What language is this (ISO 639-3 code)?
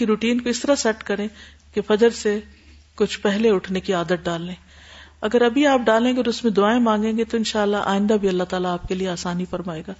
urd